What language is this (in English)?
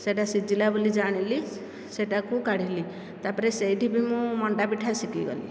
Odia